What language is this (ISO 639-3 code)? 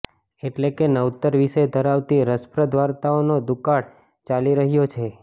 guj